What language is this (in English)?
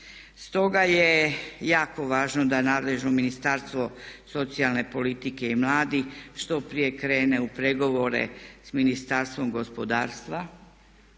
Croatian